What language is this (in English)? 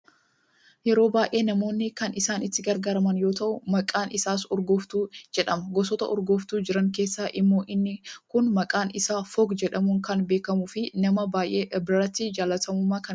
Oromo